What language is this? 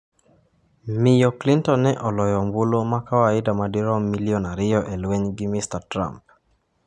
Luo (Kenya and Tanzania)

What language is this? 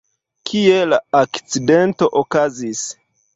Esperanto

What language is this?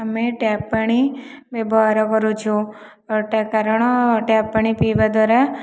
Odia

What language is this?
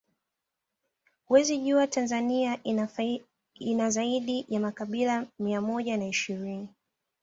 Swahili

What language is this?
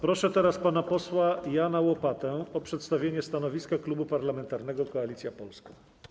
Polish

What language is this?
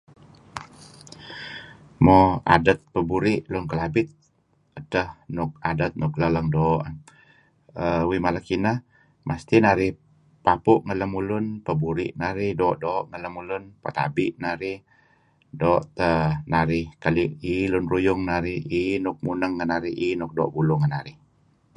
Kelabit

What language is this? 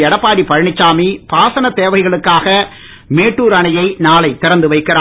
Tamil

